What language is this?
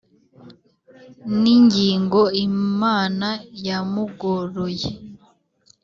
Kinyarwanda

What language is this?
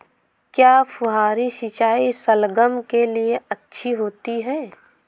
Hindi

